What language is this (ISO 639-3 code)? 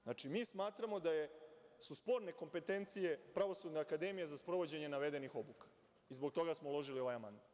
srp